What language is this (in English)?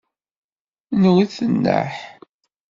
Kabyle